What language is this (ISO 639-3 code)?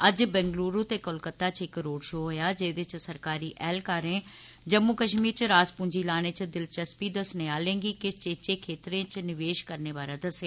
doi